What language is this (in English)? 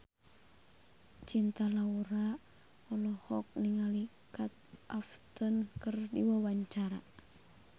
Sundanese